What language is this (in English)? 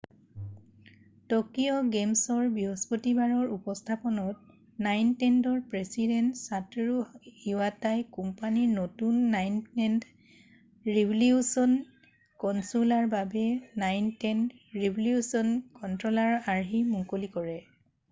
Assamese